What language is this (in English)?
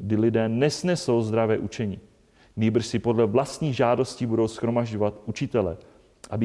Czech